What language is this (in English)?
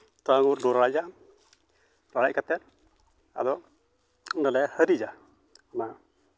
Santali